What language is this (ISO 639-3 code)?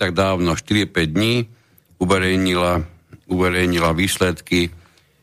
slk